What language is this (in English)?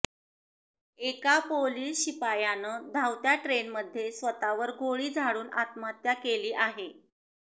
Marathi